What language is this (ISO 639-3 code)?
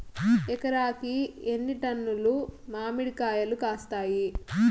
tel